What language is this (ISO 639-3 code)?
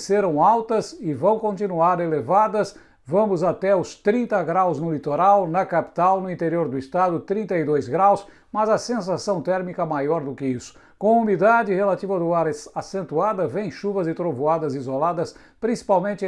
por